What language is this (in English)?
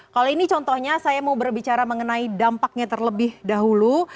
Indonesian